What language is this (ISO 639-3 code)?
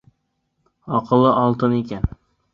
bak